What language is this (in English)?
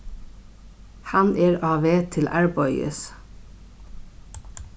Faroese